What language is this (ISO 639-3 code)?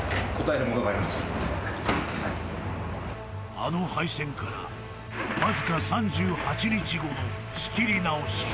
jpn